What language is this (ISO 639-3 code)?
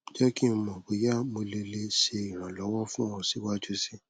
yor